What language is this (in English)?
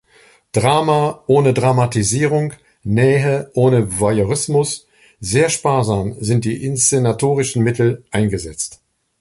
German